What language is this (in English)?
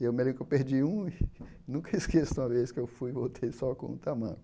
Portuguese